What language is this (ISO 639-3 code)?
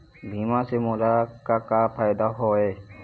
hne